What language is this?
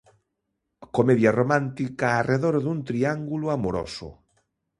Galician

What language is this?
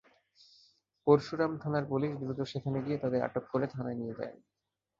Bangla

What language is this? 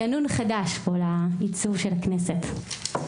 Hebrew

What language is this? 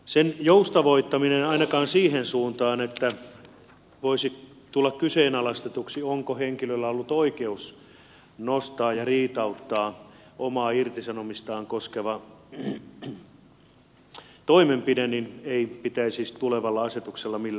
Finnish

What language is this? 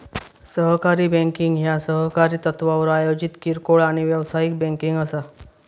Marathi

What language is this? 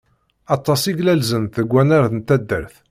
Kabyle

